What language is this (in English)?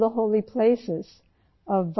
Urdu